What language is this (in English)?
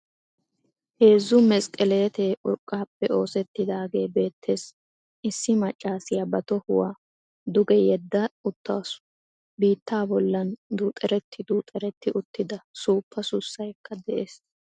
Wolaytta